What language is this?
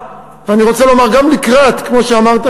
Hebrew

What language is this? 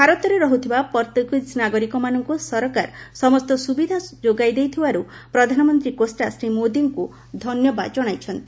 Odia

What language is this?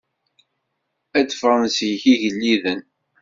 Kabyle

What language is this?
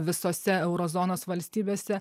Lithuanian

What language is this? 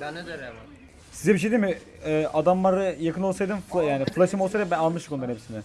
Turkish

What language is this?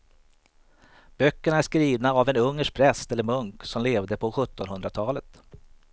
Swedish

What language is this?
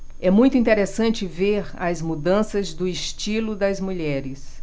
Portuguese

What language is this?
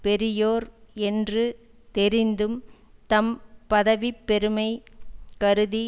Tamil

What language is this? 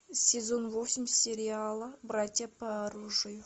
Russian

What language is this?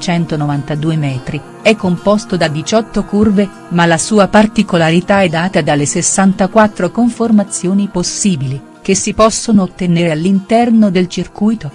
Italian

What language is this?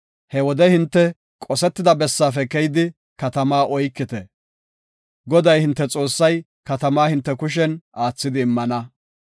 Gofa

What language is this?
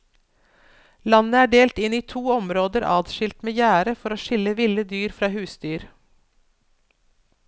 Norwegian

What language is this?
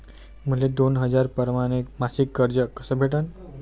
Marathi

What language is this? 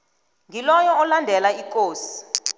South Ndebele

